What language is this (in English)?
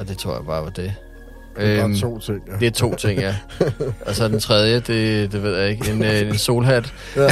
Danish